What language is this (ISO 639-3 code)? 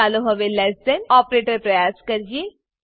guj